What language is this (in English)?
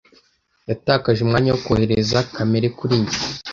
Kinyarwanda